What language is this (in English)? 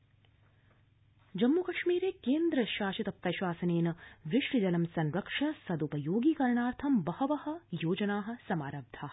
Sanskrit